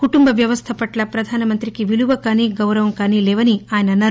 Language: Telugu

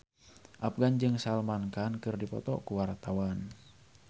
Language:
Sundanese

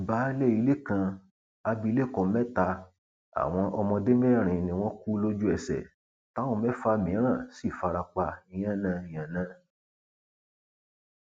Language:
Yoruba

